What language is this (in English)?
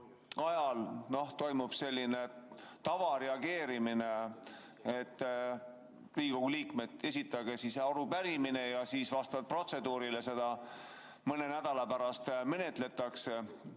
Estonian